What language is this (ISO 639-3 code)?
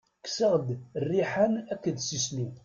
kab